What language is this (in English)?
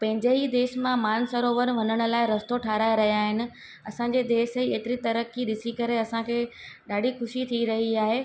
Sindhi